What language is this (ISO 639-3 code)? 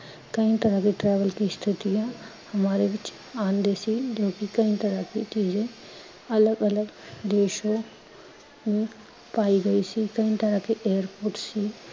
pan